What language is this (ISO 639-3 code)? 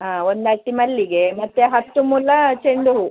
kan